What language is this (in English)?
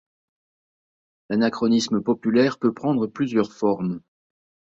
French